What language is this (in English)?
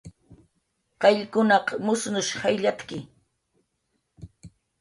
Jaqaru